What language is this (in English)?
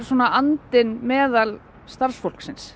Icelandic